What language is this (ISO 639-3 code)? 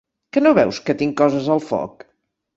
cat